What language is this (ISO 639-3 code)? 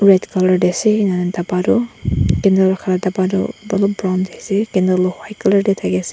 nag